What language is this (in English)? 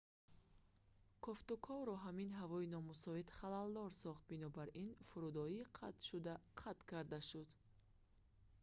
Tajik